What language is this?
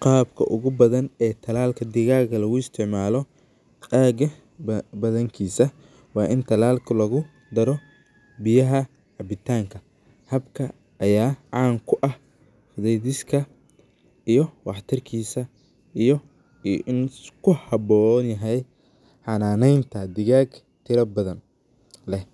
Somali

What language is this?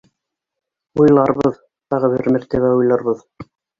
Bashkir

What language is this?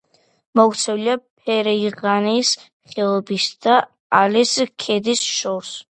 Georgian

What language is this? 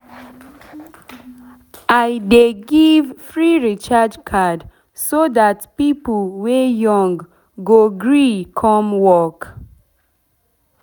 Nigerian Pidgin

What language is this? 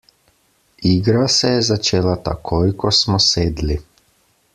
Slovenian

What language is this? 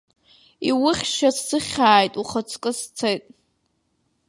Abkhazian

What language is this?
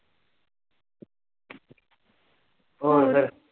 Punjabi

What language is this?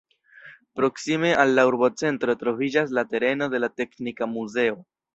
Esperanto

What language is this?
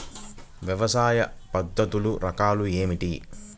Telugu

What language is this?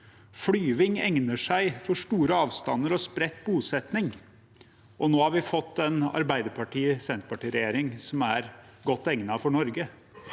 Norwegian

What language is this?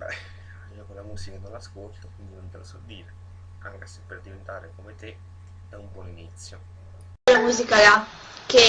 Italian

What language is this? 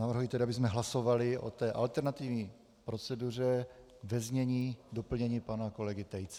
Czech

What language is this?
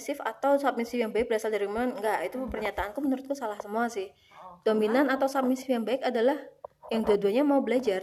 Indonesian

